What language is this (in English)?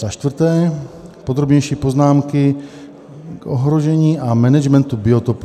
Czech